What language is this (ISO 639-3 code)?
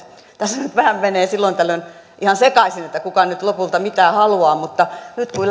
fin